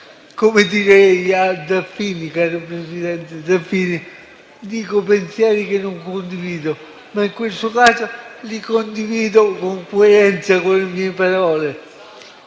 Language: Italian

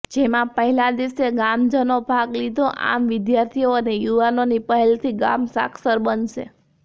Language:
Gujarati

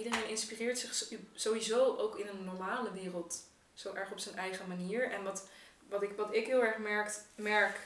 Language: Dutch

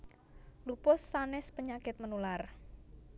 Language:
Javanese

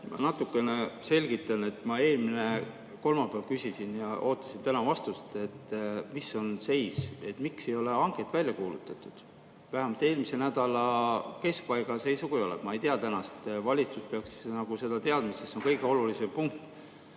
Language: Estonian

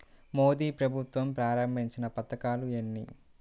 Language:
Telugu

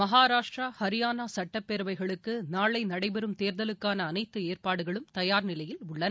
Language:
Tamil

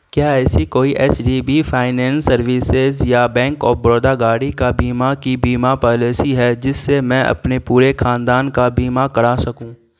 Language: Urdu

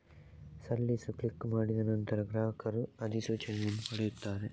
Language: Kannada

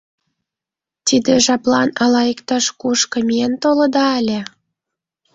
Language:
Mari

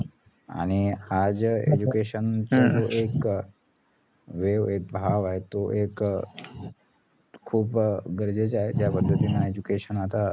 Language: Marathi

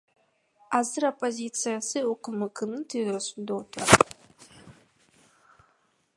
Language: Kyrgyz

